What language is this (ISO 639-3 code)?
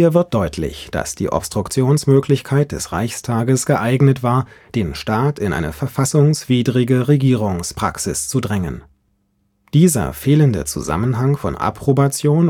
deu